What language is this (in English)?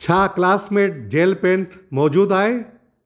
Sindhi